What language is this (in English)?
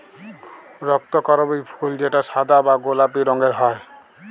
Bangla